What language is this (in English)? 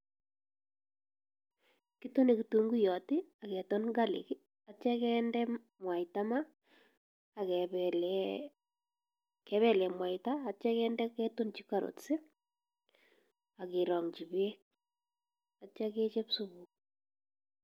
Kalenjin